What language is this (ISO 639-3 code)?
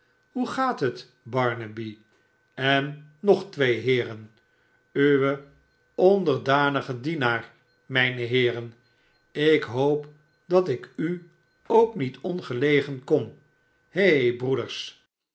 nld